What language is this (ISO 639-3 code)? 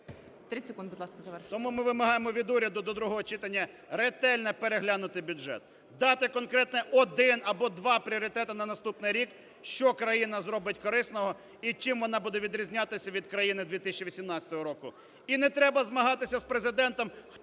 ukr